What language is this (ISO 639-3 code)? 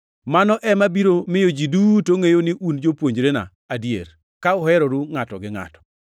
luo